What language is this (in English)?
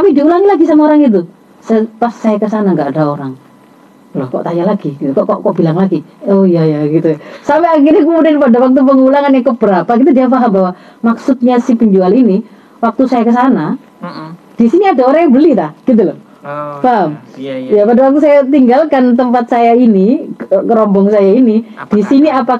Indonesian